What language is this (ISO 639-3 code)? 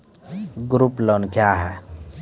mai